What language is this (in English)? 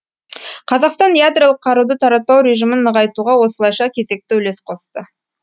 Kazakh